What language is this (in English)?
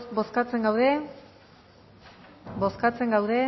Basque